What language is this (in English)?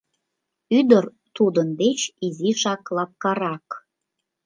Mari